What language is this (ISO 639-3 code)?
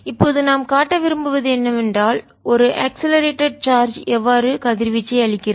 tam